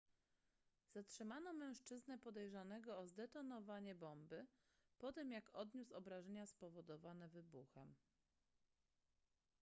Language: Polish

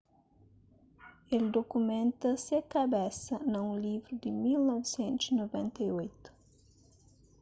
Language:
Kabuverdianu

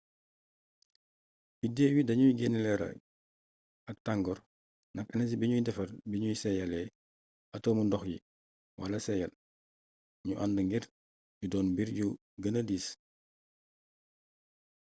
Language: Wolof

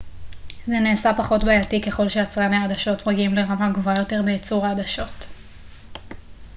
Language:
Hebrew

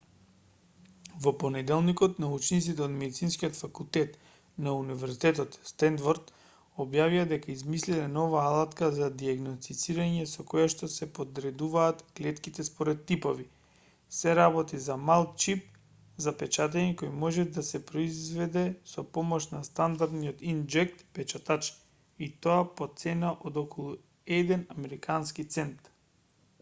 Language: Macedonian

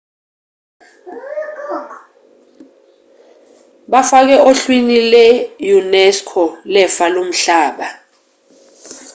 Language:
Zulu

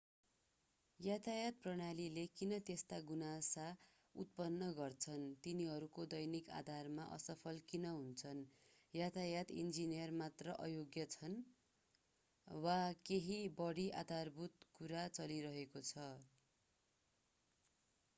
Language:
Nepali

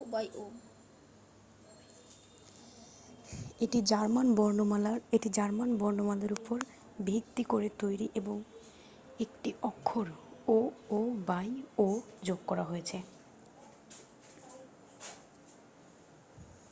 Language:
Bangla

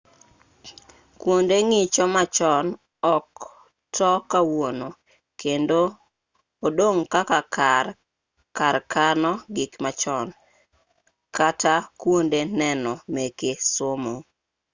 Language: Luo (Kenya and Tanzania)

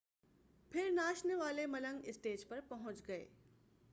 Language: Urdu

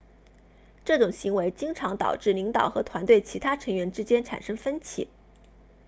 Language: Chinese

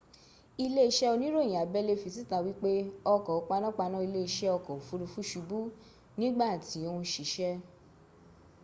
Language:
Yoruba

